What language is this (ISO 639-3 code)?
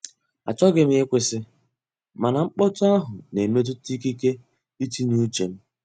ibo